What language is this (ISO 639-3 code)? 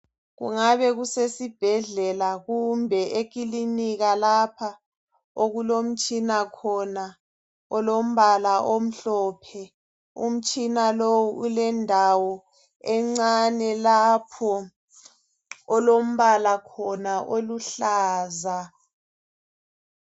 nde